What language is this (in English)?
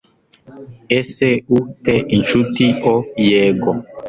Kinyarwanda